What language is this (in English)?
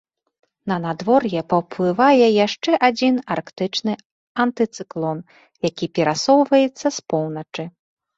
Belarusian